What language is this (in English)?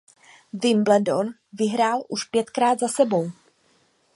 Czech